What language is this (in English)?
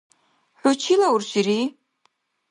Dargwa